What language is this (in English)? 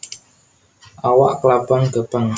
Javanese